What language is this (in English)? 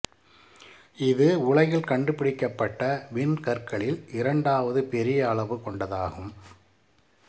Tamil